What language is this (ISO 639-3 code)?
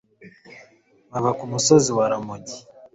kin